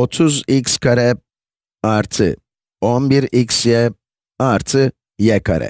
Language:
Turkish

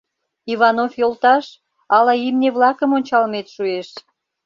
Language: Mari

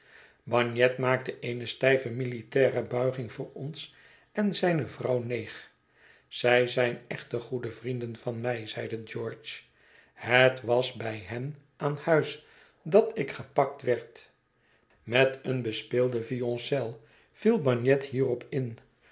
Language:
Dutch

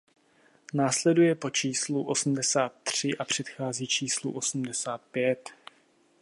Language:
Czech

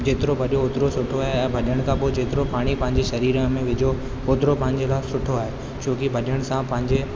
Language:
Sindhi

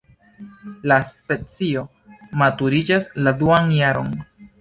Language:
Esperanto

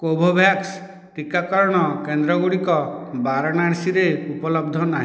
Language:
Odia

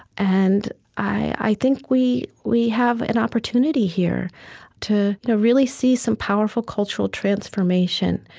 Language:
English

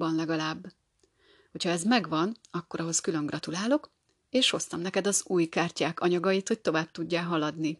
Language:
Hungarian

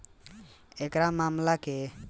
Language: Bhojpuri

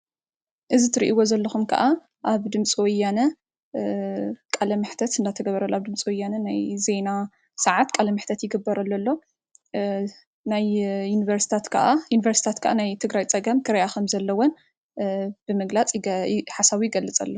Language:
Tigrinya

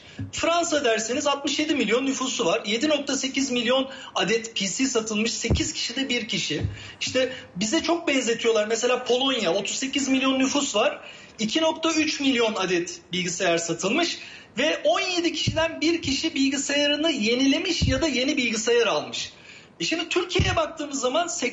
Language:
Turkish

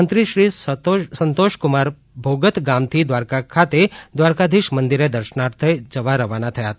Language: Gujarati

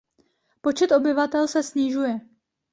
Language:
Czech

